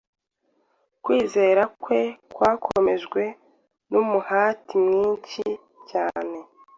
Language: Kinyarwanda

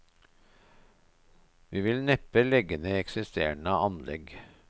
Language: Norwegian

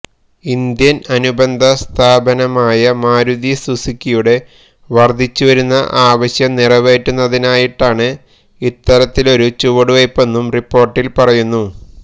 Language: Malayalam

